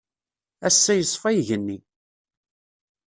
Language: Kabyle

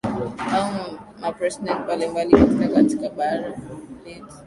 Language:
Swahili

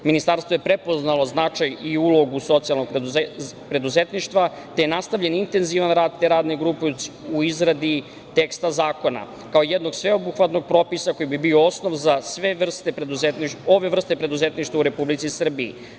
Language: Serbian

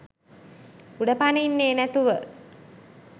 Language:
Sinhala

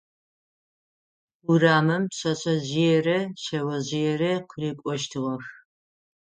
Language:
Adyghe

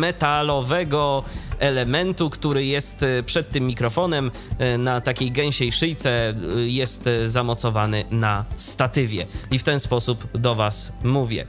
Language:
Polish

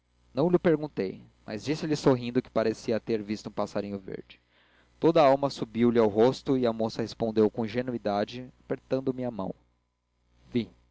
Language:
Portuguese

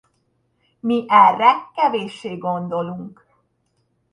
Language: Hungarian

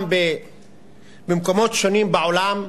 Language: Hebrew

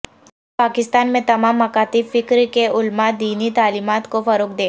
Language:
Urdu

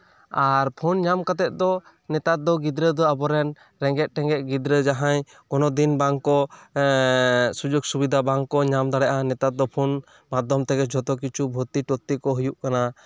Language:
Santali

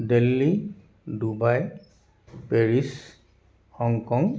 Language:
Assamese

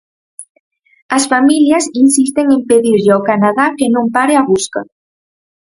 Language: Galician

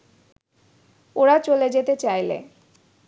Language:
Bangla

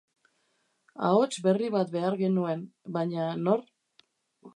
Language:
Basque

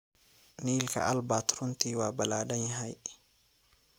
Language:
Somali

